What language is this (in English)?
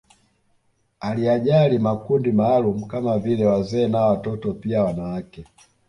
Swahili